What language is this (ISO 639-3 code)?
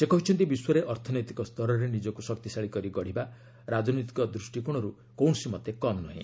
ori